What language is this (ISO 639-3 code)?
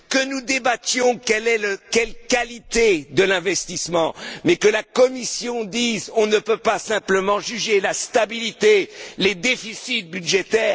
fra